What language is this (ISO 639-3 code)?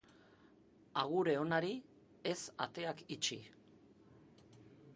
eus